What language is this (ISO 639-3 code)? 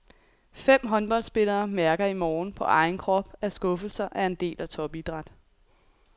dan